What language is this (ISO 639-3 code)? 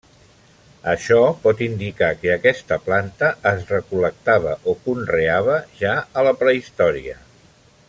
cat